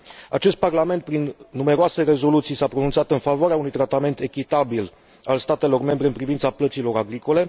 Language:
Romanian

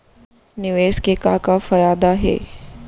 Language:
Chhattisgarhi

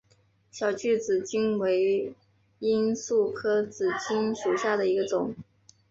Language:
Chinese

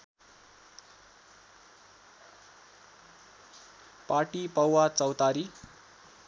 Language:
Nepali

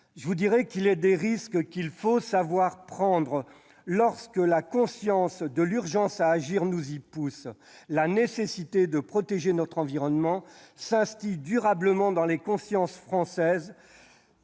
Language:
French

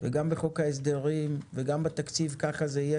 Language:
Hebrew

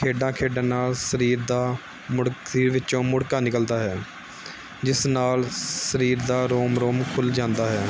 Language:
Punjabi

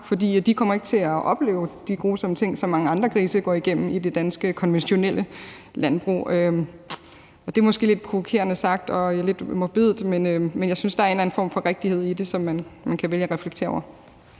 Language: Danish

